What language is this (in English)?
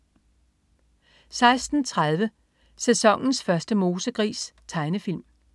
Danish